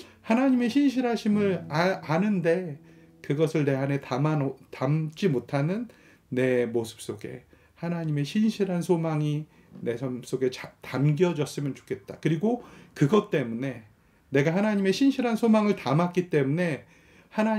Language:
Korean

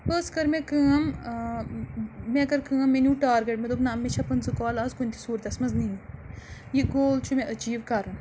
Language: Kashmiri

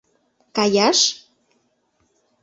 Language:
Mari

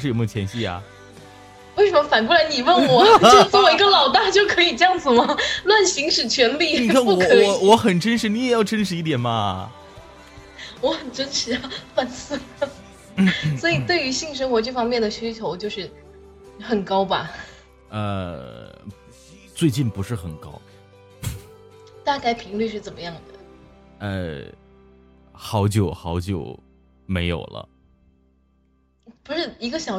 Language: Chinese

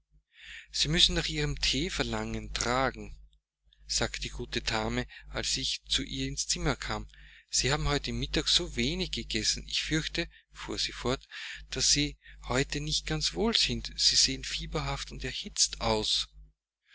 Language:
German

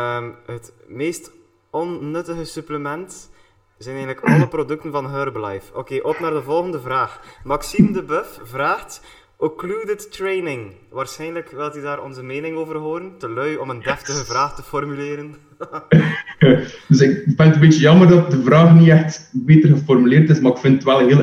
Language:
Dutch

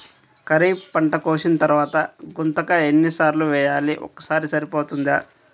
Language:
Telugu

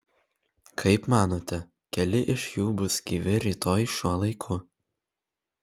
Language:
Lithuanian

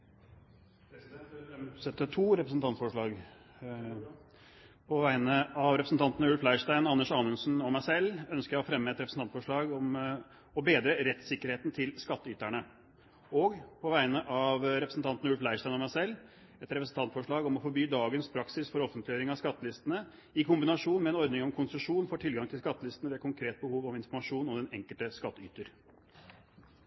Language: Norwegian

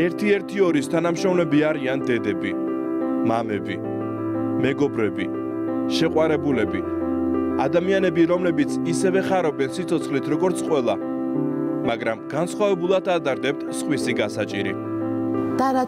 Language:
Romanian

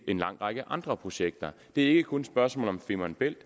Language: Danish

